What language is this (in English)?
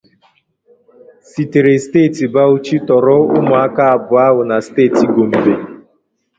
Igbo